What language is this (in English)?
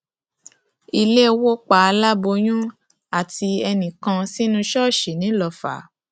Yoruba